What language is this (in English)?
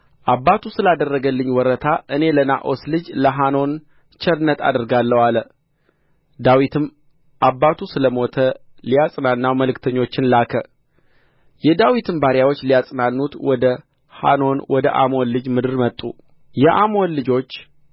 Amharic